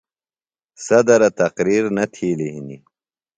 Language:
Phalura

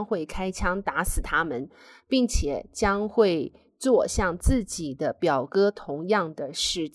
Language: Chinese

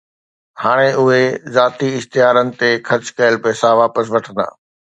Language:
Sindhi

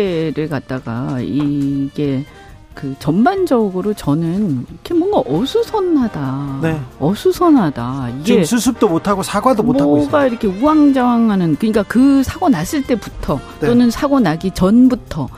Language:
Korean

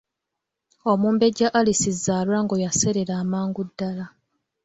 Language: Ganda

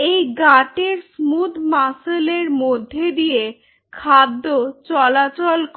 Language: Bangla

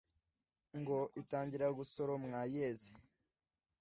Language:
Kinyarwanda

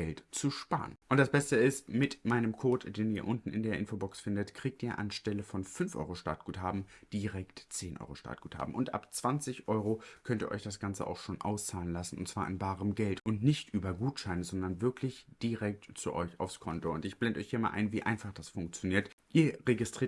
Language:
German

